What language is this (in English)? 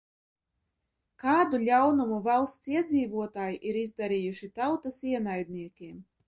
Latvian